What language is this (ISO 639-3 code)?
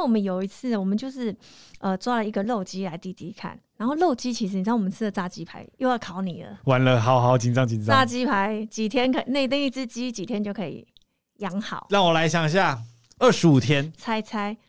zho